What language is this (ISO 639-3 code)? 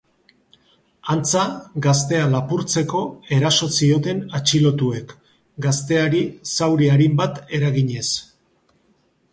eus